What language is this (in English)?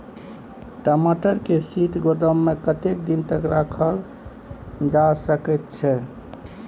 Maithili